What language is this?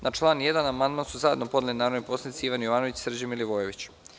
Serbian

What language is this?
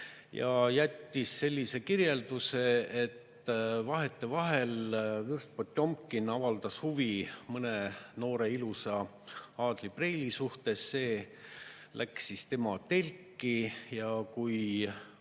Estonian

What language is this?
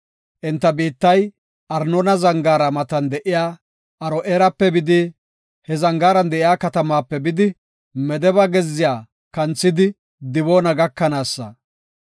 Gofa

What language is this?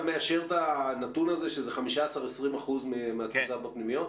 Hebrew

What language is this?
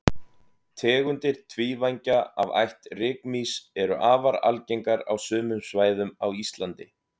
Icelandic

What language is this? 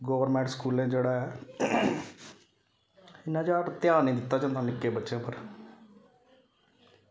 Dogri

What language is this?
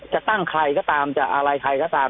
Thai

